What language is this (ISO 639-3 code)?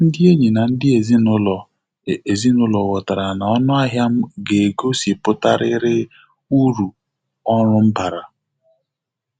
ibo